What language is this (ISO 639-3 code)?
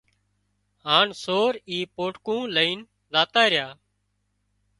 kxp